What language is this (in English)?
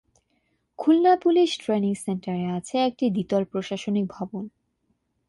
Bangla